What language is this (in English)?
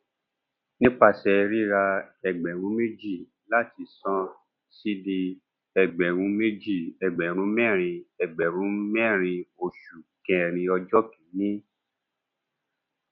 Yoruba